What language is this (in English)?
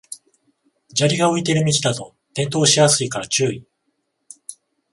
Japanese